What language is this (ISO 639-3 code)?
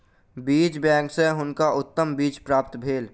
mai